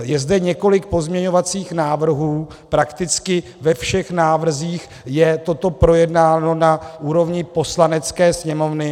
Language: Czech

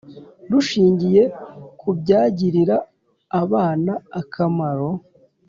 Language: Kinyarwanda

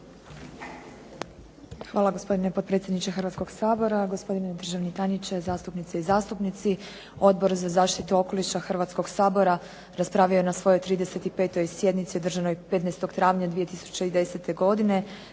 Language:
Croatian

